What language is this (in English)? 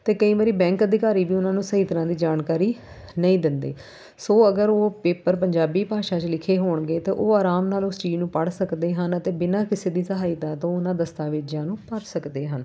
Punjabi